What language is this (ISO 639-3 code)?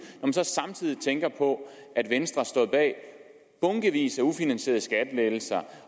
dan